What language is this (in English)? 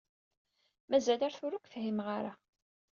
Kabyle